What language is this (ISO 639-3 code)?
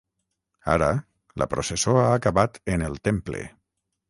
cat